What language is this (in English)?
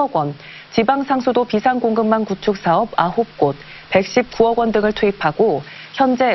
Korean